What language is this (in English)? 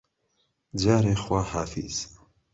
Central Kurdish